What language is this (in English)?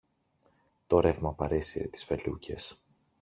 Greek